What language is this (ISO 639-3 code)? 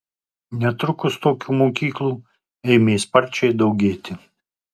lit